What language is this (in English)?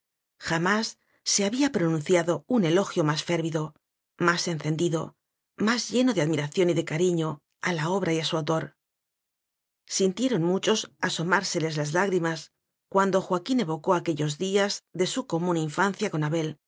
Spanish